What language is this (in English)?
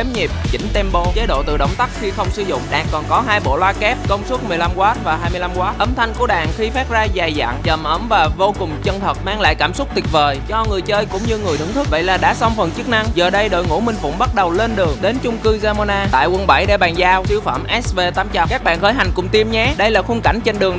Vietnamese